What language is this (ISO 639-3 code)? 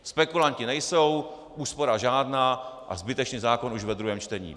ces